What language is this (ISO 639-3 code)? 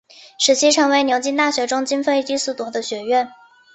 zho